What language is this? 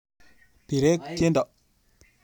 Kalenjin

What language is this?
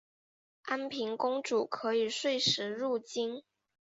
Chinese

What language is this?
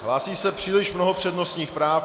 Czech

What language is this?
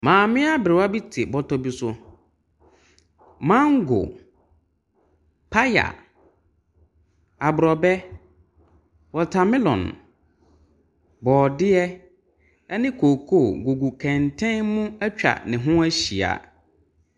Akan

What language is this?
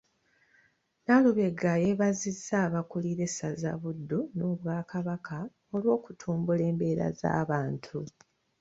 Ganda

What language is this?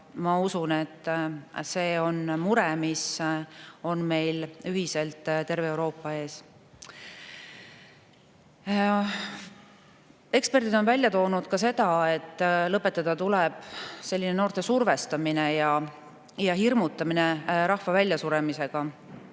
Estonian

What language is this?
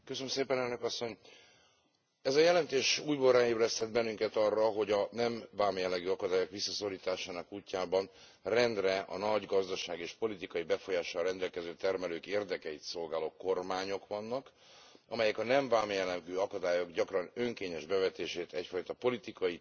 Hungarian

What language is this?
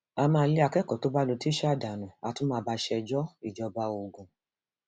Yoruba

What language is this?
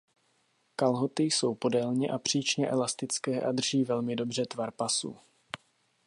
Czech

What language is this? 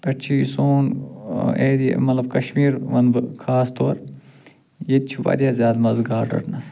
Kashmiri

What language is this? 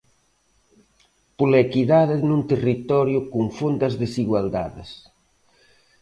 Galician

